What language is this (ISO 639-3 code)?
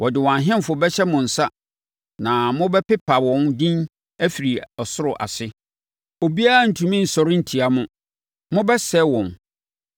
aka